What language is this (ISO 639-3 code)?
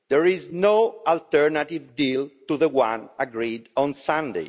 eng